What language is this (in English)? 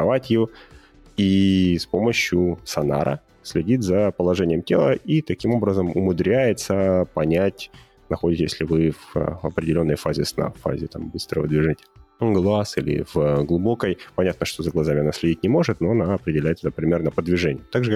Russian